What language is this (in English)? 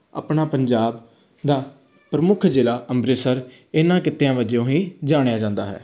Punjabi